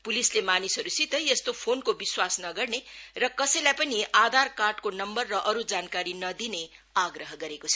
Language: Nepali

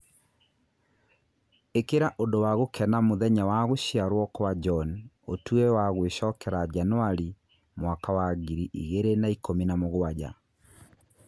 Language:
Kikuyu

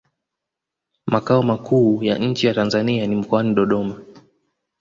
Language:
Swahili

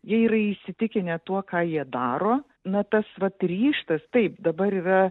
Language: Lithuanian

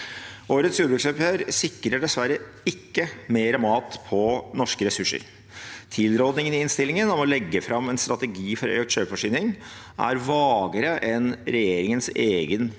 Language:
Norwegian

